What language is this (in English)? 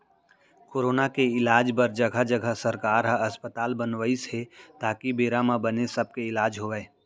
Chhattisgarhi